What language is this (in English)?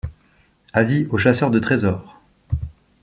French